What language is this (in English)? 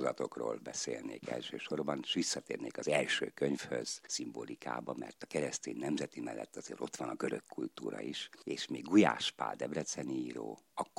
Hungarian